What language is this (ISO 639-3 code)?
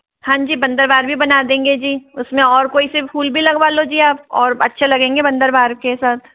hin